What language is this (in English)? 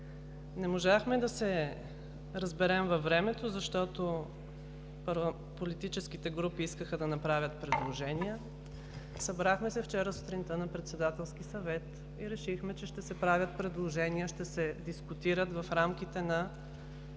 Bulgarian